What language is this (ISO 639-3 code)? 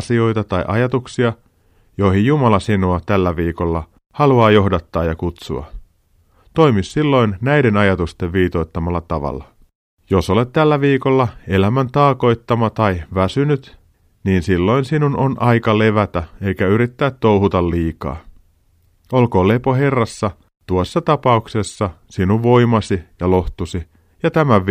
fin